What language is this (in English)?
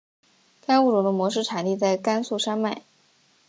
Chinese